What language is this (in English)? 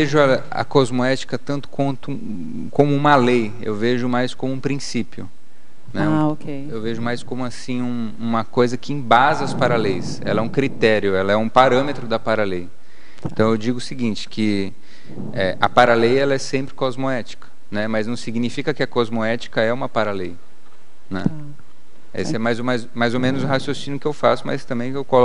Portuguese